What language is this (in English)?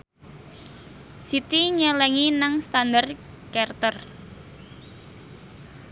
Javanese